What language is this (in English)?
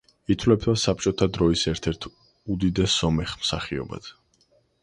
Georgian